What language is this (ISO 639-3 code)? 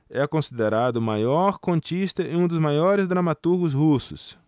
por